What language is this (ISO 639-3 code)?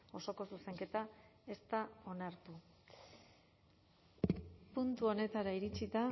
eus